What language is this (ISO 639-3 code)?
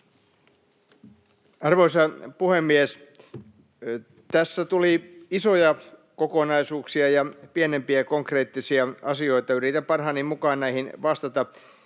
fin